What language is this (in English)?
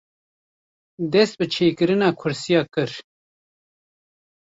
Kurdish